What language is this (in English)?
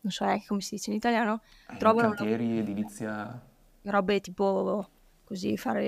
Italian